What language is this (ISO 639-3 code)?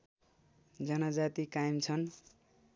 nep